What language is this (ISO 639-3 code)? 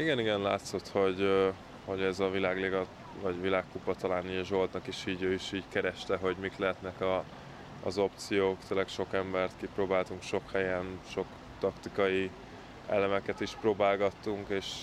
hun